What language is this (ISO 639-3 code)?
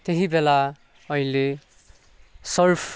nep